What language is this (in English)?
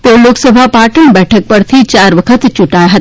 Gujarati